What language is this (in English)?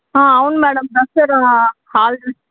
Telugu